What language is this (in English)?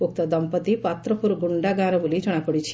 Odia